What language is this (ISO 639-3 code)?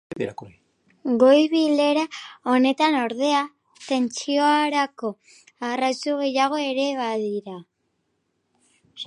eus